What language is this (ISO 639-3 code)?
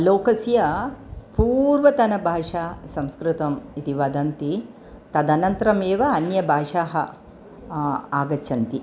san